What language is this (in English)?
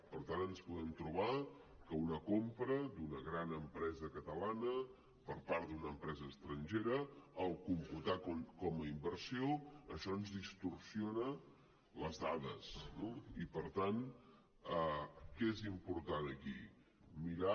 Catalan